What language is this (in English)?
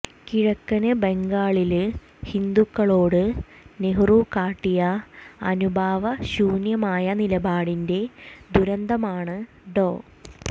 Malayalam